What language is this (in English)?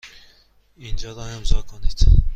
Persian